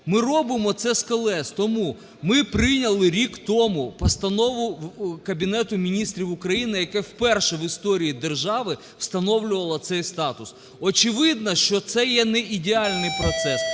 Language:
Ukrainian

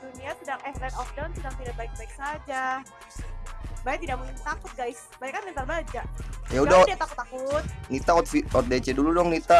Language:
Indonesian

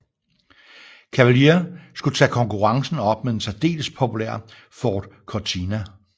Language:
Danish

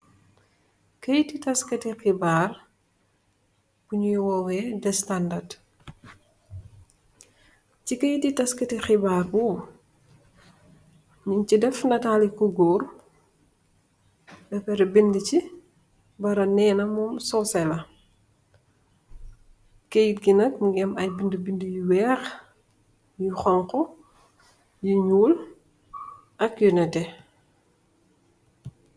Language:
Wolof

